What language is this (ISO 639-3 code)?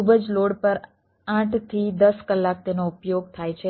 guj